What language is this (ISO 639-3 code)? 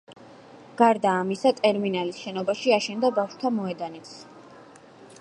kat